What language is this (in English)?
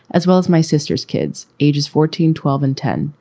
English